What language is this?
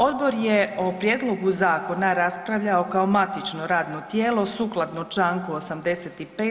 Croatian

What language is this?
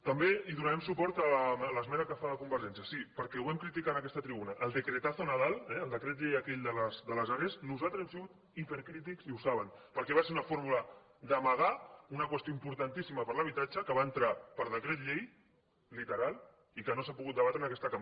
Catalan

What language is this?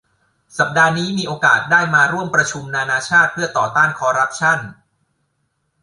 Thai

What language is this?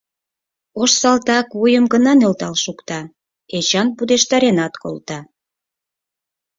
Mari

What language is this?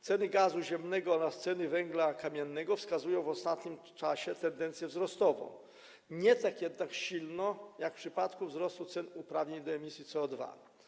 Polish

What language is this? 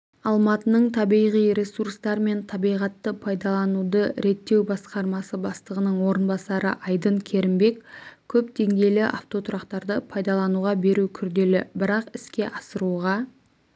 Kazakh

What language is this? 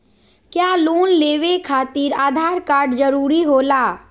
Magahi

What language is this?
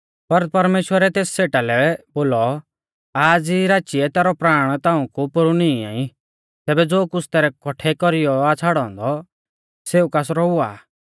Mahasu Pahari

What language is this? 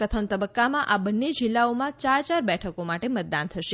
Gujarati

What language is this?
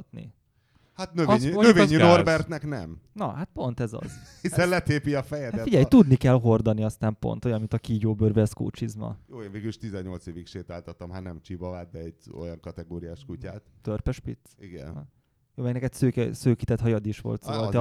Hungarian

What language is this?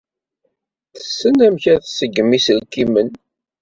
Kabyle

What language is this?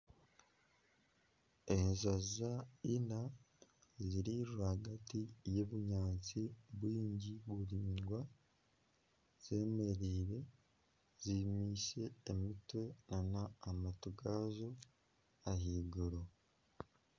Nyankole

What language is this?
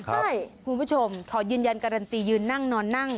Thai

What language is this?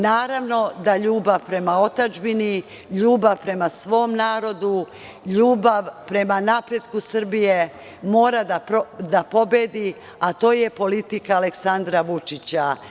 Serbian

